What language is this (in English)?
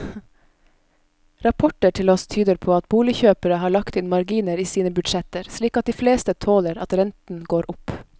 Norwegian